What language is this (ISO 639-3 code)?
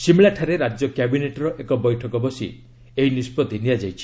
ori